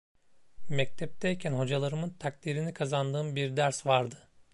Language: Turkish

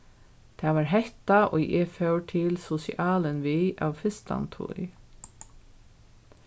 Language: Faroese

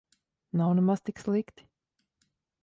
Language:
Latvian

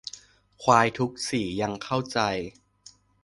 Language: Thai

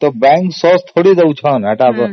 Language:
Odia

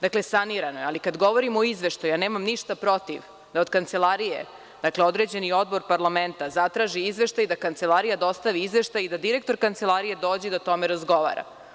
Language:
Serbian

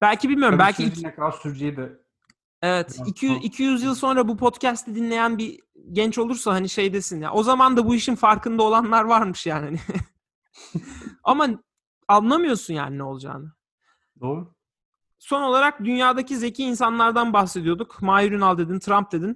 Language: Turkish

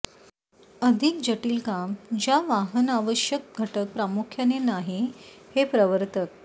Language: Marathi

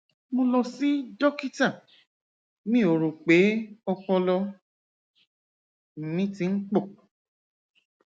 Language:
Yoruba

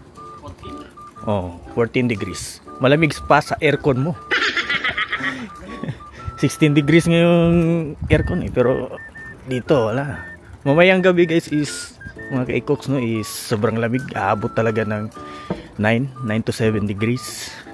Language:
Filipino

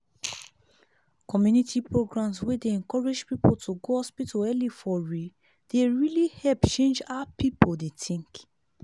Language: Nigerian Pidgin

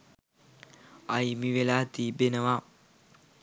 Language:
Sinhala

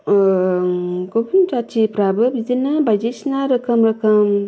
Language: Bodo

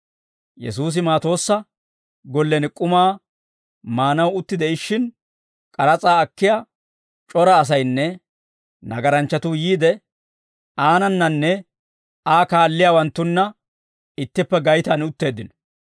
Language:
Dawro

